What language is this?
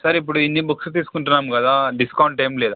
Telugu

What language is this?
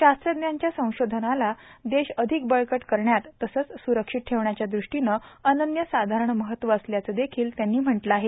Marathi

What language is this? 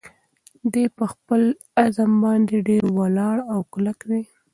Pashto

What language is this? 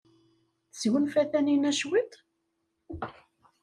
Kabyle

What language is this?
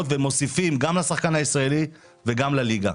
Hebrew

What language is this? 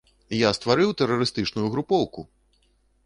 Belarusian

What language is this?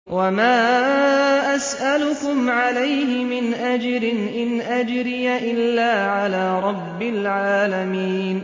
Arabic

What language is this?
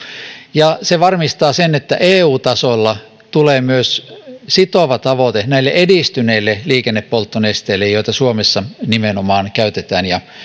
Finnish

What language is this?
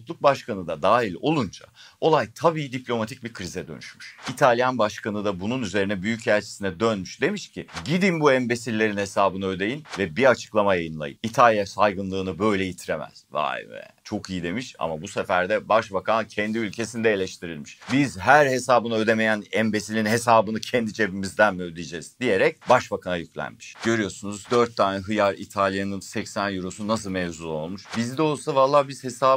Turkish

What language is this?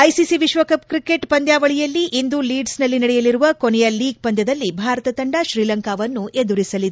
Kannada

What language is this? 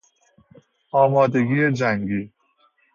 Persian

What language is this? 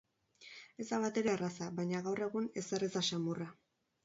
Basque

